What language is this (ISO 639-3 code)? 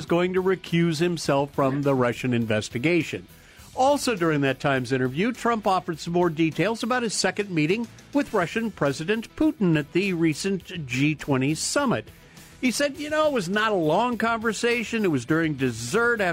eng